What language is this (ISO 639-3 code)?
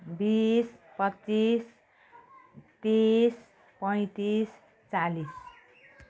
nep